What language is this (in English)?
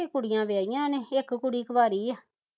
Punjabi